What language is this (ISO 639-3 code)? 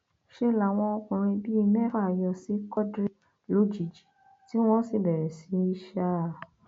yor